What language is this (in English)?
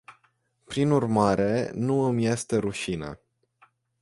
Romanian